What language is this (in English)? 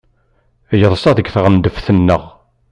Kabyle